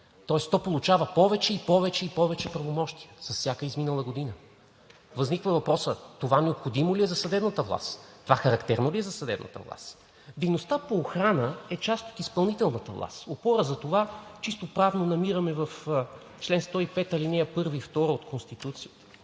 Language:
Bulgarian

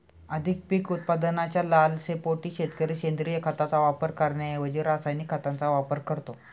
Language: Marathi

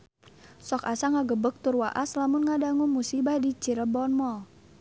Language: Sundanese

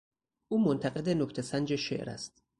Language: Persian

